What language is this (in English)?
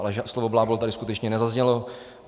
Czech